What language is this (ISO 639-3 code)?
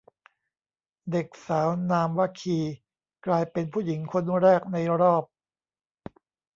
tha